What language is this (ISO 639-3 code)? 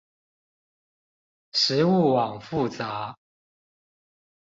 zho